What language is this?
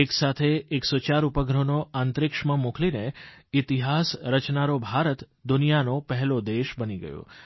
Gujarati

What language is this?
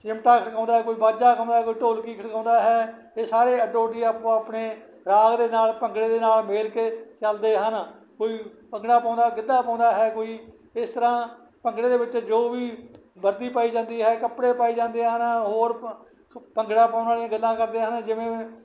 Punjabi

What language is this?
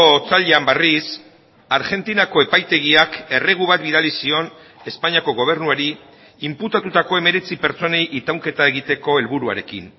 Basque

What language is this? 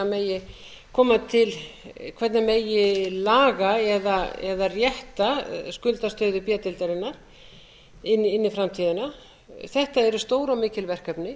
Icelandic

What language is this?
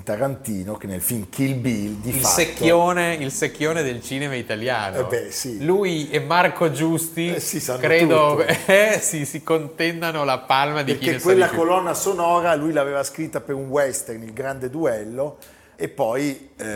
Italian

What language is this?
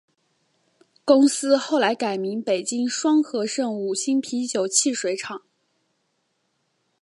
Chinese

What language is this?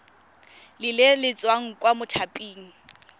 Tswana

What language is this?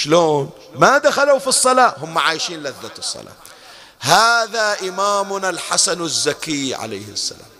Arabic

